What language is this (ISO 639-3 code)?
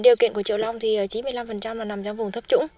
vie